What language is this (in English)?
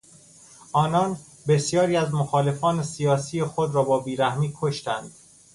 Persian